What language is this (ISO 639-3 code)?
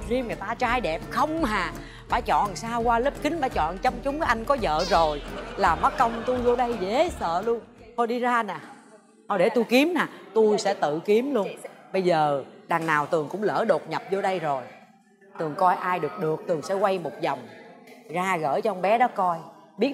vie